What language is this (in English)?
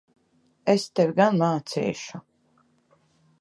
Latvian